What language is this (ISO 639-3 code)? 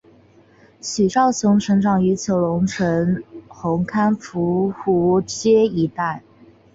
zho